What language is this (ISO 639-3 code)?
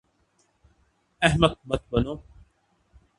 urd